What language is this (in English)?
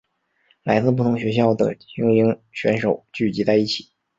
Chinese